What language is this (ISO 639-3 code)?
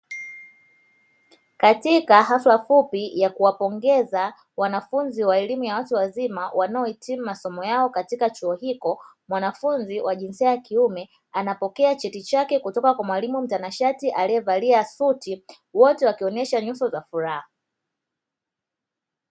swa